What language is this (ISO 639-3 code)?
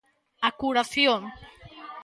glg